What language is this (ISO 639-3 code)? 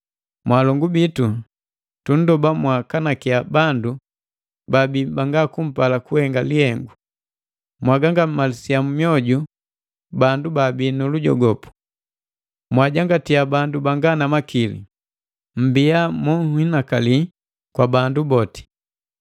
mgv